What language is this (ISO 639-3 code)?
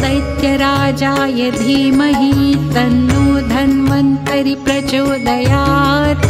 mar